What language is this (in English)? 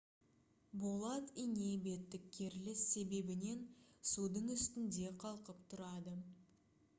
Kazakh